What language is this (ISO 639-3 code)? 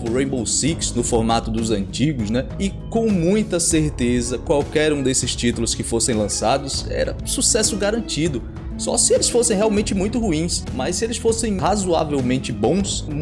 por